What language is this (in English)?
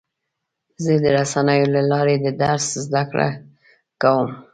Pashto